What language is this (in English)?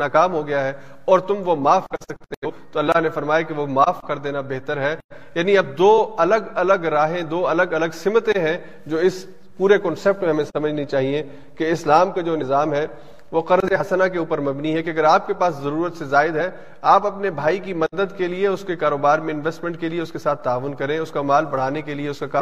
Urdu